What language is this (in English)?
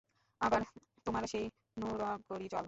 Bangla